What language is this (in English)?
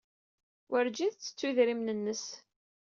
Kabyle